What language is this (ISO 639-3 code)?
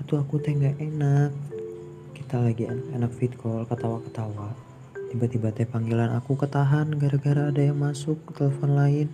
msa